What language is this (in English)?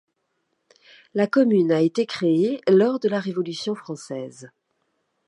French